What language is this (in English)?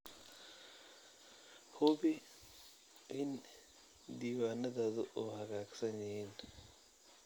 Somali